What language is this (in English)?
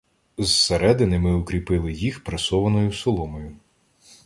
Ukrainian